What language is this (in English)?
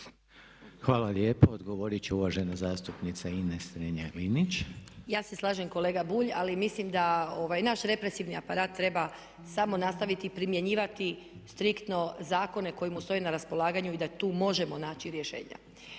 Croatian